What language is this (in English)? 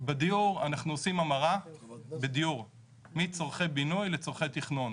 Hebrew